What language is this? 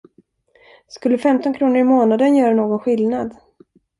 Swedish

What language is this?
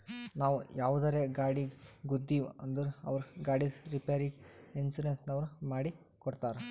Kannada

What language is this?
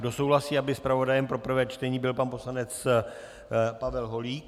Czech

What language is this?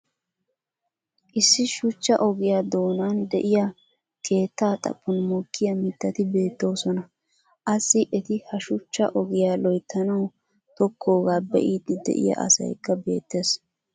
Wolaytta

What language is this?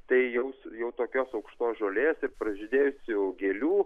Lithuanian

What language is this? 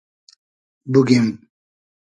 Hazaragi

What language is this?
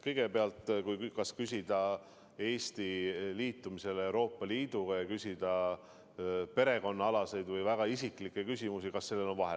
Estonian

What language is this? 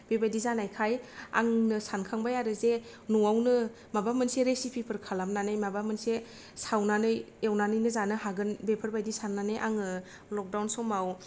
Bodo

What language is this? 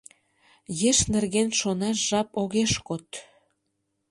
Mari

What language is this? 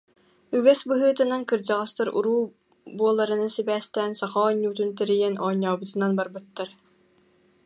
Yakut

